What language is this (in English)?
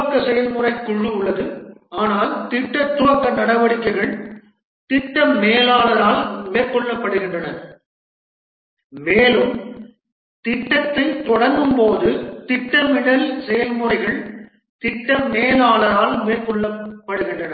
Tamil